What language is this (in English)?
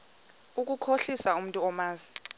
Xhosa